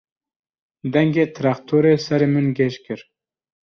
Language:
Kurdish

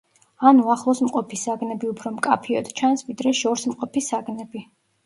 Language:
Georgian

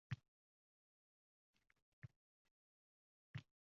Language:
Uzbek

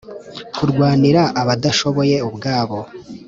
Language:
Kinyarwanda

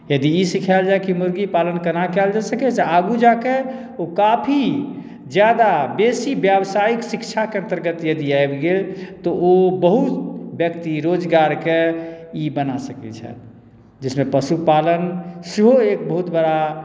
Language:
Maithili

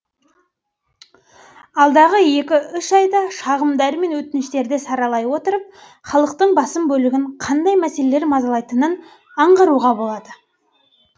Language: Kazakh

